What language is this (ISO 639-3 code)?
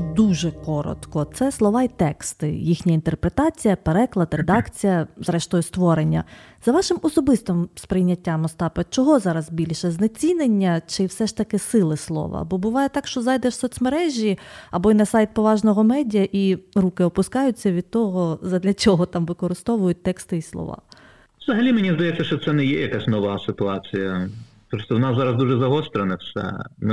ukr